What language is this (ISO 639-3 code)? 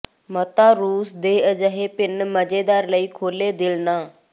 pan